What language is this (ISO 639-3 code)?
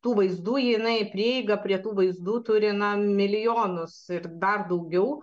lit